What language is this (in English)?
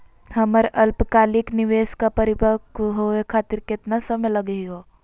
Magahi